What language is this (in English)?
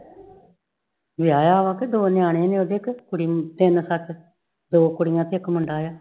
Punjabi